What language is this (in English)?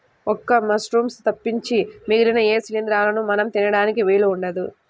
Telugu